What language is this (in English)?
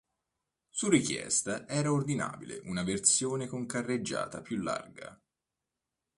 Italian